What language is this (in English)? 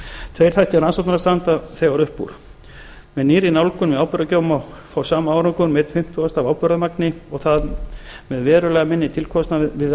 Icelandic